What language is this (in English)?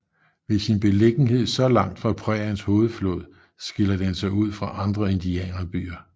Danish